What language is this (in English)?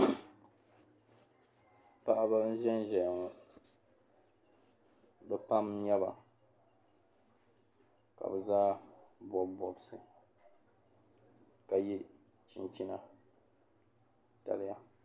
Dagbani